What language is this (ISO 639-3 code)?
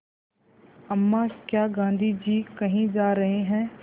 hin